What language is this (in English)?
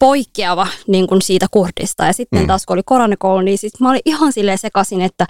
Finnish